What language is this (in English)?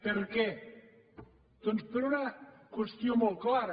Catalan